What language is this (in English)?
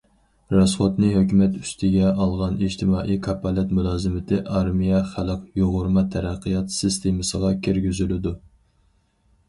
Uyghur